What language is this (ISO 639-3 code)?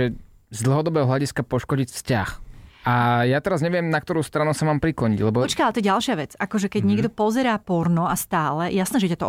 slk